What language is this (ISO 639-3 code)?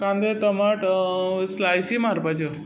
kok